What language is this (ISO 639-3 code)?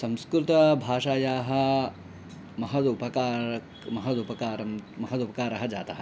san